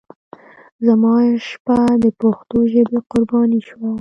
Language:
Pashto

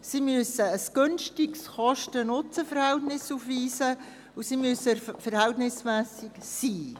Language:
Swiss German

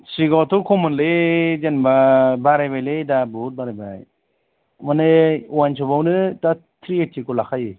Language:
Bodo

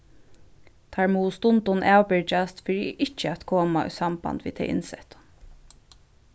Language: Faroese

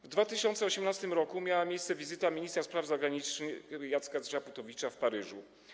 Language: Polish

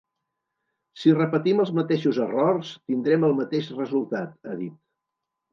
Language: Catalan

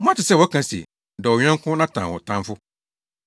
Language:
Akan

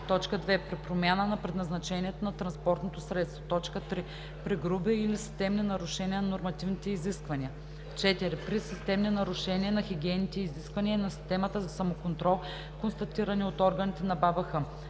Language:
Bulgarian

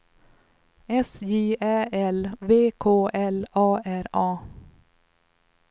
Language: Swedish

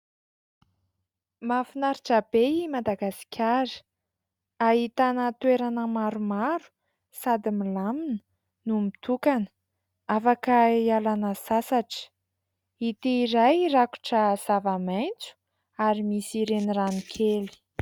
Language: Malagasy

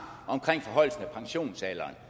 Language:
Danish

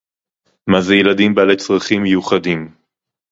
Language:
Hebrew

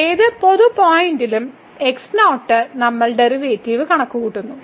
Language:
Malayalam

